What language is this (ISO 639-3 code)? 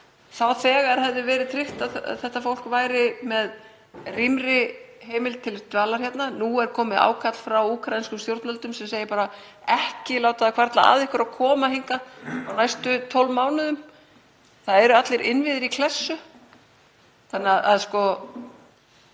isl